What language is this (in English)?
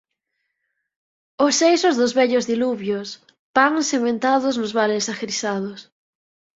Galician